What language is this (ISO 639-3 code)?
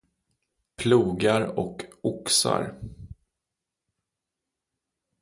swe